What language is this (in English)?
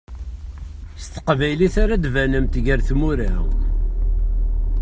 Kabyle